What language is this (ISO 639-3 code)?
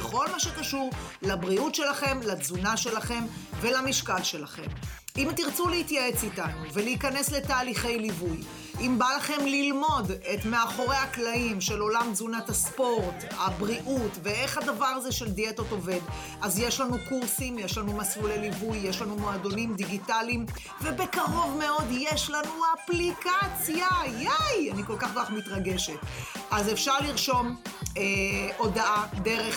heb